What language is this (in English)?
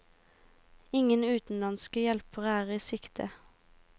Norwegian